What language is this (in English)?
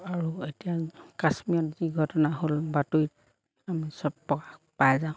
Assamese